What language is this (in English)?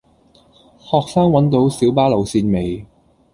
Cantonese